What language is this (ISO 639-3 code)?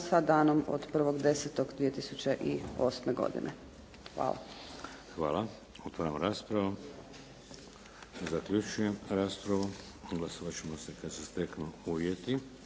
hrv